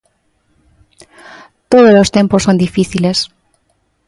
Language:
Galician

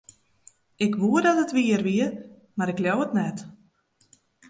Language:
Western Frisian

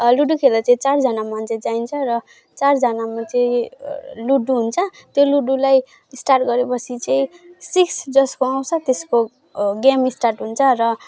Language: Nepali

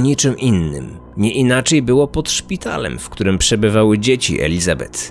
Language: Polish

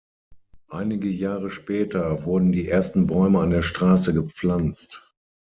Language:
German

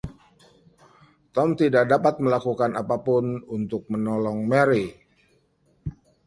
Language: Indonesian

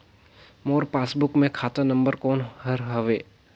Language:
Chhattisgarhi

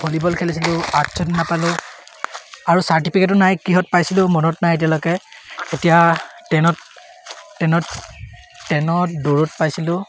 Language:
Assamese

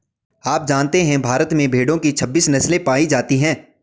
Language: Hindi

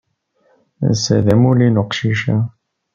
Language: Kabyle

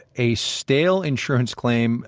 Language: English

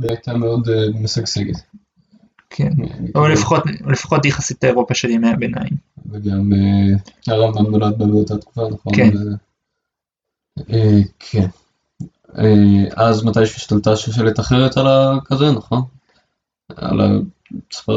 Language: Hebrew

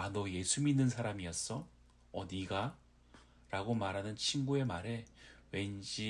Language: Korean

